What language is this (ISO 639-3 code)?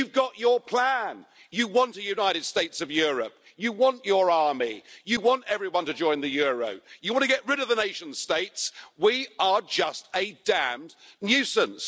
eng